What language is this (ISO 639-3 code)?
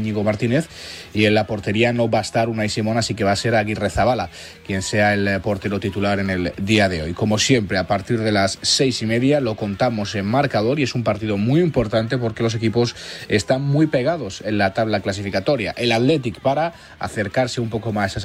spa